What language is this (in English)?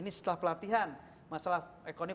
Indonesian